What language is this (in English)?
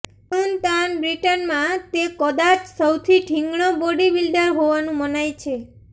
Gujarati